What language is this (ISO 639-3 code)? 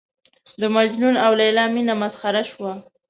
pus